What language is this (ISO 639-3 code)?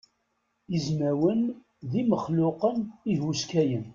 kab